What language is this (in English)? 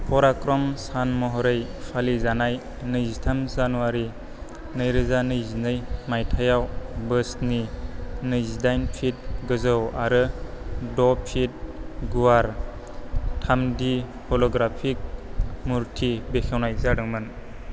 Bodo